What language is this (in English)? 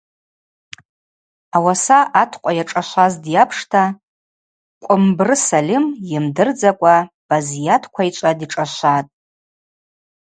Abaza